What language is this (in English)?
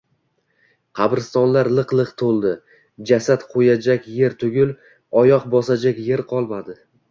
Uzbek